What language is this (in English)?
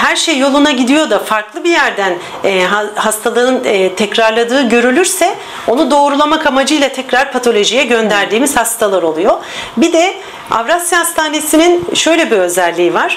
Turkish